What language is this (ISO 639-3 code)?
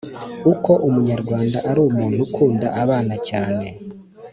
kin